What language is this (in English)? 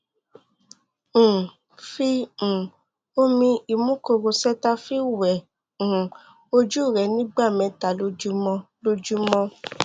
Yoruba